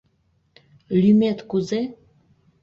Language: Mari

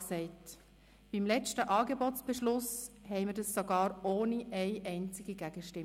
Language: Swiss German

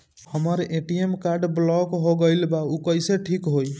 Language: Bhojpuri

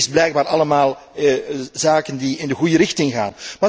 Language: Dutch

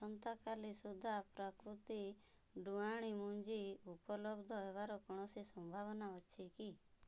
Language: Odia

